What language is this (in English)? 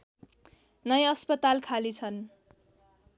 Nepali